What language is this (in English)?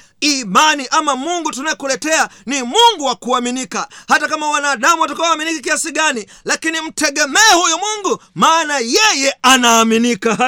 Swahili